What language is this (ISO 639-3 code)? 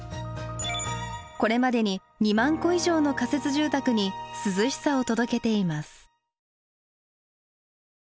jpn